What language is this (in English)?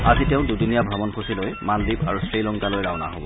Assamese